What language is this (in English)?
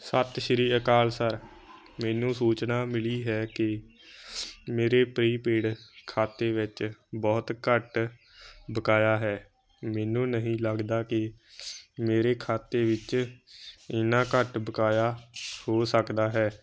Punjabi